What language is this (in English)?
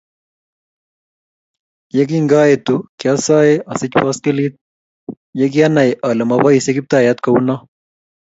Kalenjin